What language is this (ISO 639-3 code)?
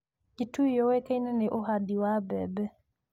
kik